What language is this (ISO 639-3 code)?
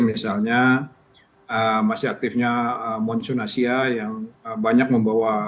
ind